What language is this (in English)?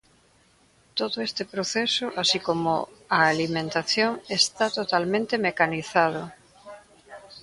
Galician